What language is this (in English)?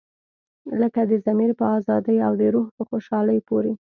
Pashto